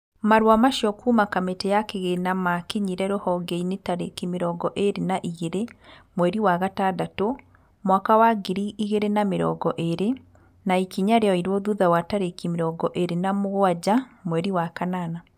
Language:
Kikuyu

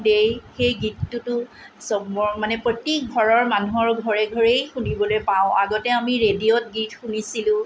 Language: Assamese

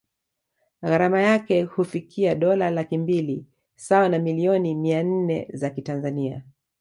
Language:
Swahili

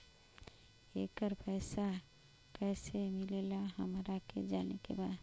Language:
Bhojpuri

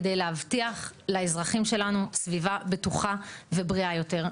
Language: Hebrew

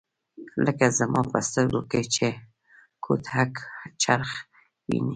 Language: Pashto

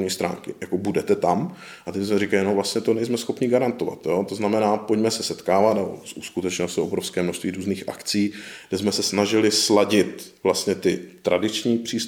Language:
Czech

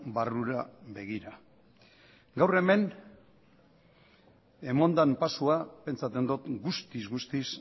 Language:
Basque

